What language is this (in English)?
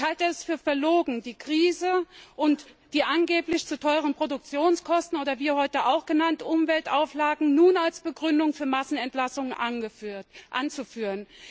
German